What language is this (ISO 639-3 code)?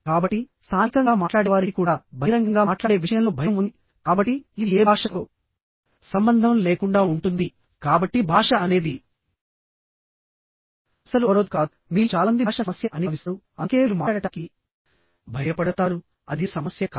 tel